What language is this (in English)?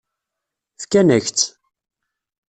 Kabyle